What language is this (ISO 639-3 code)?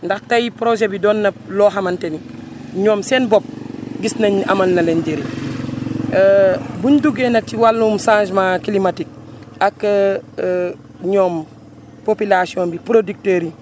wol